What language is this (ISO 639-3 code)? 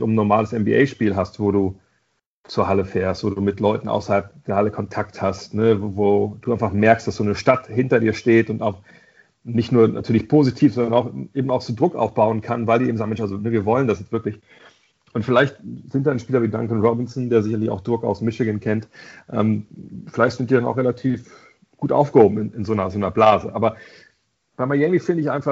deu